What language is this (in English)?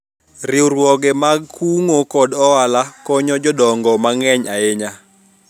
Luo (Kenya and Tanzania)